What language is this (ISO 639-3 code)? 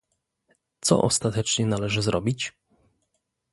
pol